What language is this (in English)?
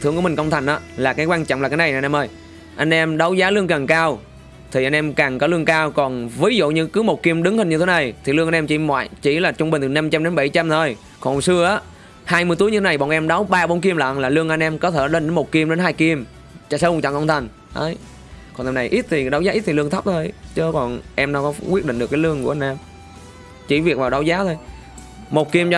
Vietnamese